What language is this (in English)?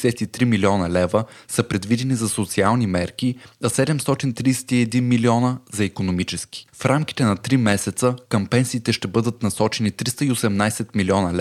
Bulgarian